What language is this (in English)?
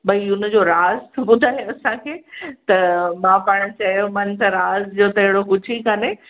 Sindhi